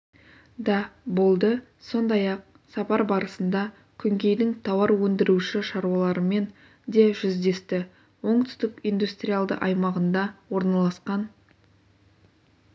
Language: Kazakh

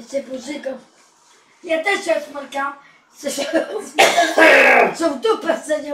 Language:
Polish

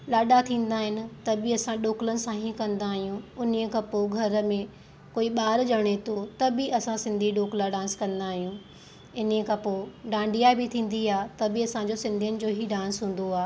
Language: Sindhi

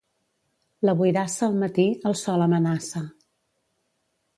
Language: Catalan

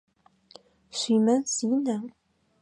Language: Adyghe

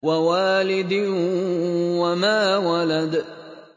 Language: Arabic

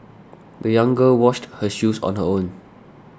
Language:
English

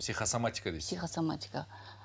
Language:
Kazakh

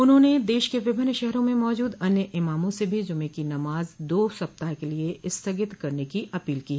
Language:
Hindi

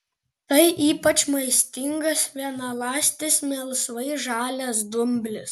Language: Lithuanian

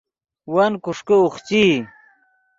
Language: Yidgha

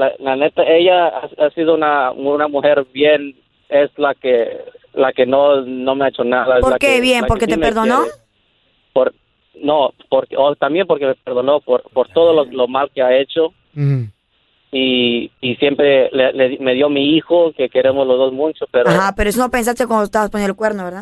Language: Spanish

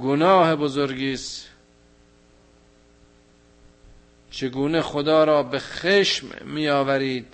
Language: Persian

